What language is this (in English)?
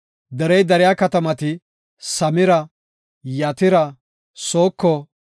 Gofa